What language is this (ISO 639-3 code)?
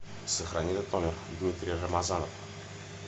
rus